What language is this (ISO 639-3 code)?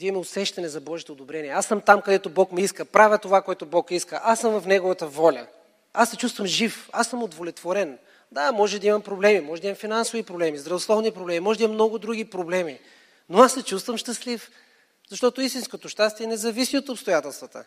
bul